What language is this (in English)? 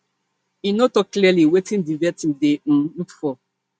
Nigerian Pidgin